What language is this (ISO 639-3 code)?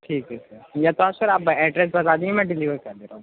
urd